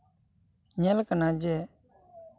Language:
Santali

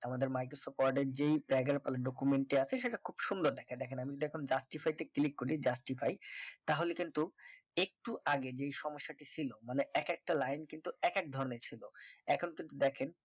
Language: Bangla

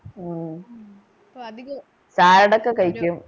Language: Malayalam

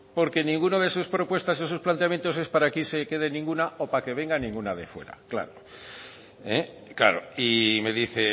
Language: Spanish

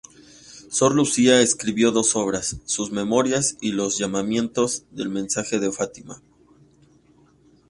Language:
Spanish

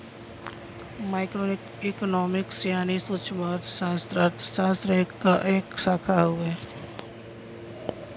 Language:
Bhojpuri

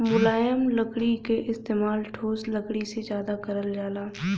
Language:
Bhojpuri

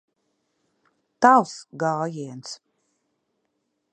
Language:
Latvian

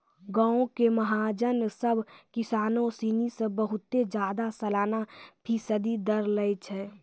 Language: Maithili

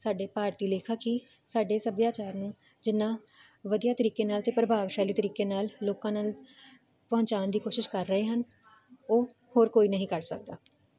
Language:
Punjabi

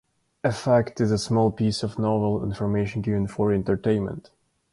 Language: English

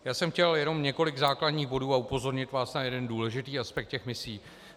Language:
Czech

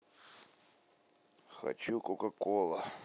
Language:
Russian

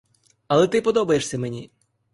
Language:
Ukrainian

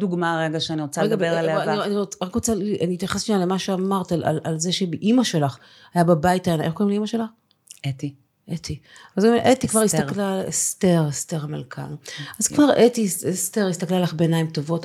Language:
Hebrew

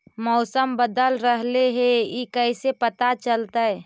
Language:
Magahi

